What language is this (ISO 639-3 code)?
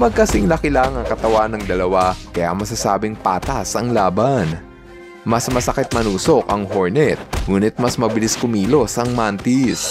fil